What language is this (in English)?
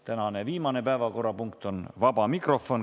Estonian